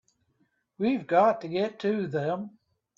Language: English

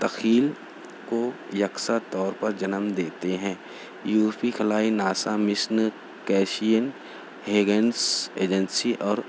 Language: Urdu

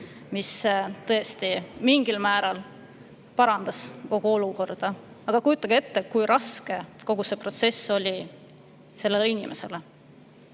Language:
Estonian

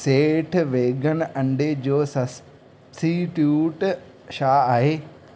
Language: Sindhi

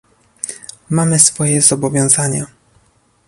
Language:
Polish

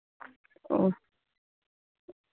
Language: Bangla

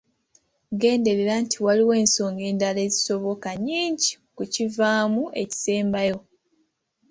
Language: Ganda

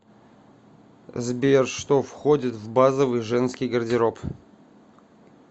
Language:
Russian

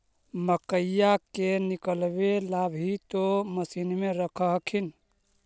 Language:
Magahi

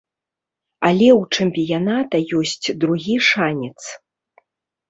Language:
Belarusian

